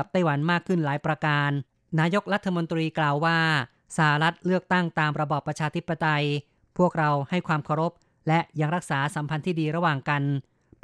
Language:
Thai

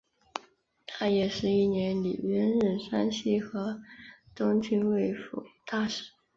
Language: Chinese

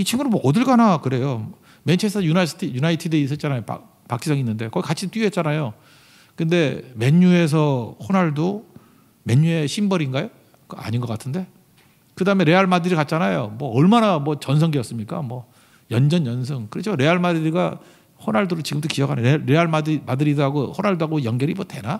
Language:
Korean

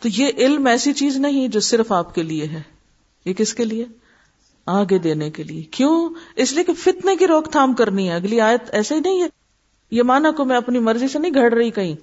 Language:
Urdu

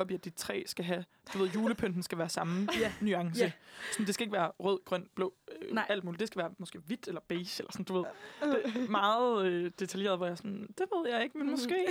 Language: Danish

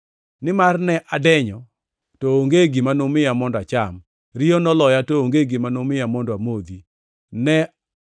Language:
Luo (Kenya and Tanzania)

